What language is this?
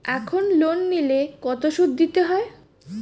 Bangla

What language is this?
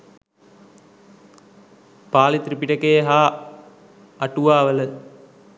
Sinhala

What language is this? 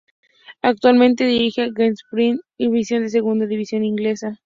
Spanish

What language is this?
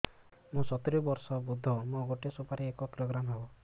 Odia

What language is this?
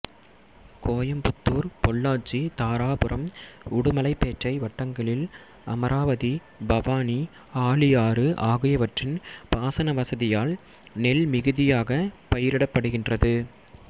Tamil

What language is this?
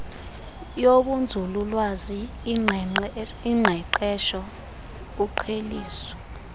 Xhosa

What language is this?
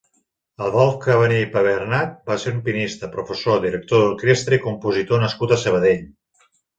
Catalan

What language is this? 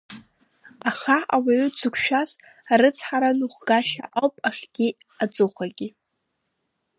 Abkhazian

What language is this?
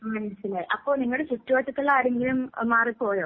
Malayalam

